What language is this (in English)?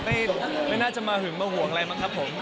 Thai